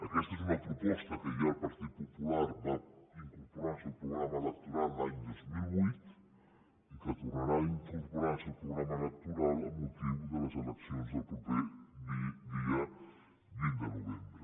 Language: Catalan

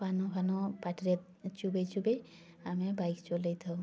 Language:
Odia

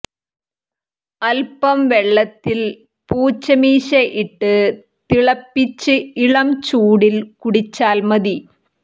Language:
Malayalam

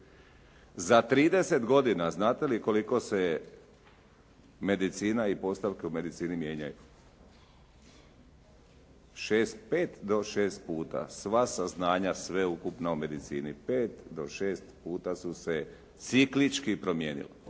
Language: Croatian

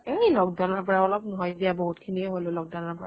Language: Assamese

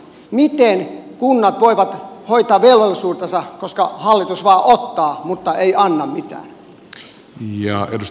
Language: Finnish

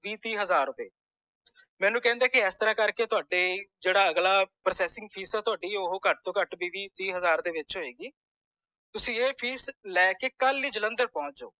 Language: Punjabi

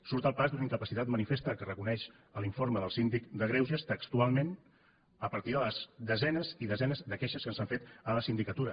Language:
Catalan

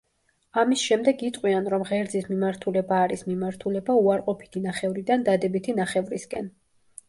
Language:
Georgian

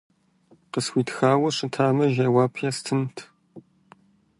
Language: Kabardian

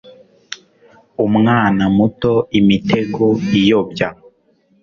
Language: Kinyarwanda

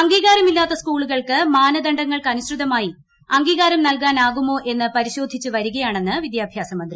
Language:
Malayalam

